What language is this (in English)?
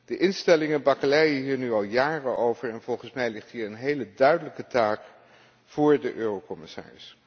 Dutch